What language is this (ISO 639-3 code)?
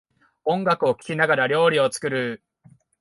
jpn